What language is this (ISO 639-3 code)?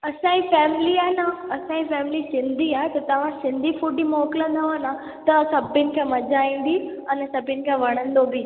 snd